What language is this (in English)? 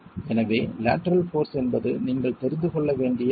Tamil